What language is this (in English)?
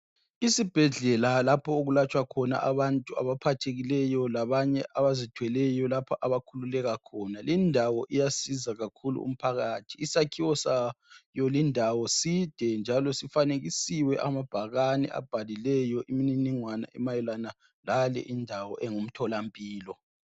North Ndebele